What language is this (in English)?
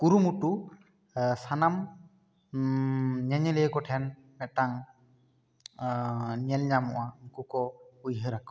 Santali